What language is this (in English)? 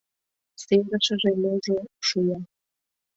Mari